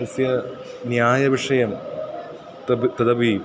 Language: Sanskrit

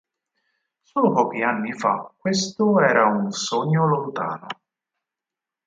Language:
Italian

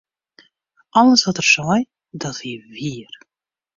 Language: Western Frisian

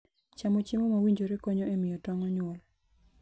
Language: Luo (Kenya and Tanzania)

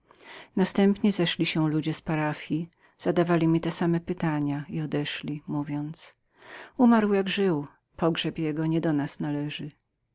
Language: Polish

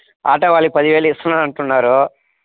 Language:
Telugu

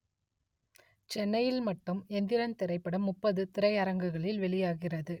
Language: Tamil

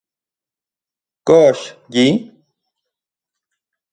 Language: Central Puebla Nahuatl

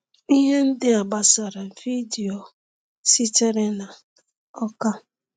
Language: Igbo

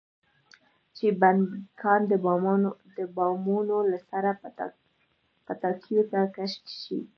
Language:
Pashto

